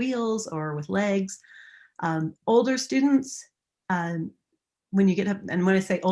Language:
English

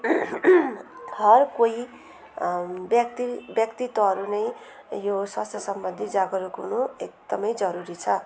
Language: Nepali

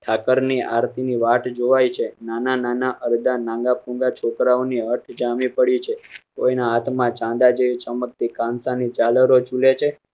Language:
Gujarati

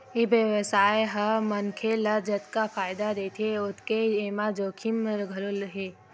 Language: Chhattisgarhi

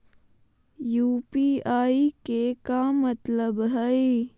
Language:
Magahi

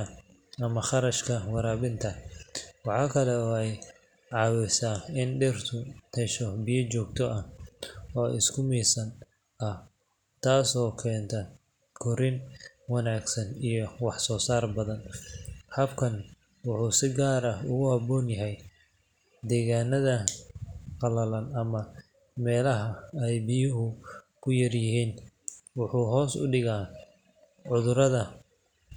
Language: Somali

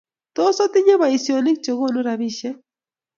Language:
Kalenjin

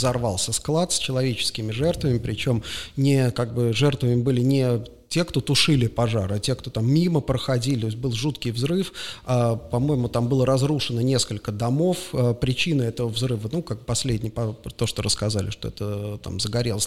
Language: Russian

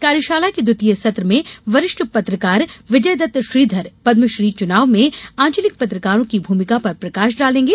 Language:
Hindi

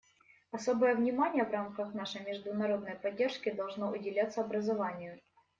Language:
Russian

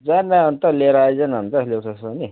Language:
Nepali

